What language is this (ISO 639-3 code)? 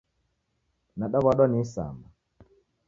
dav